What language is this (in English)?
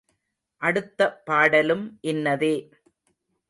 Tamil